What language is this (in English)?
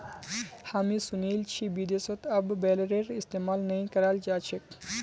Magahi